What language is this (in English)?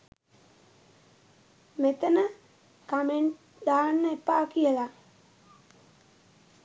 Sinhala